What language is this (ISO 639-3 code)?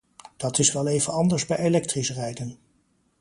nld